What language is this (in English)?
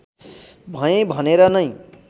Nepali